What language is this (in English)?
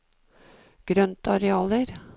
Norwegian